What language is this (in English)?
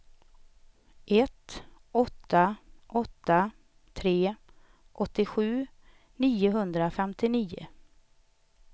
Swedish